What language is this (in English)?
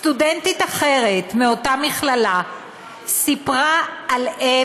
Hebrew